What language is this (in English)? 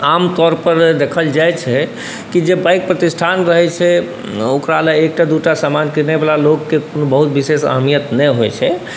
Maithili